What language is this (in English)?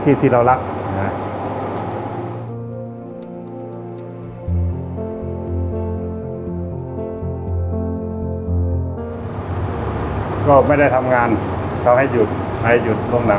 Thai